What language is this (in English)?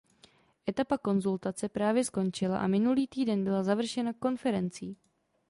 Czech